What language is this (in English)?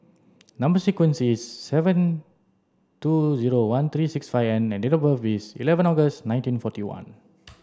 English